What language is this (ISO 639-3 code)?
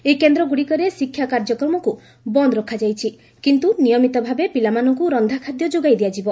ori